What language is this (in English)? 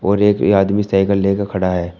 Hindi